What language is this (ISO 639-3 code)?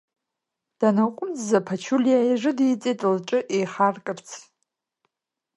abk